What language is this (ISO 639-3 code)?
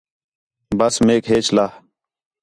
xhe